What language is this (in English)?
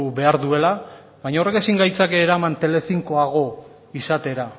Basque